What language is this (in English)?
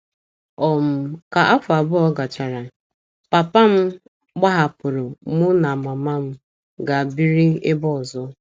Igbo